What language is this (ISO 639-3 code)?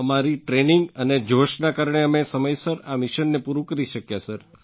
guj